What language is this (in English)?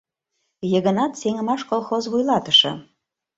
Mari